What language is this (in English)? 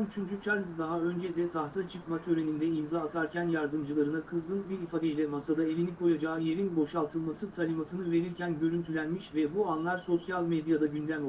Turkish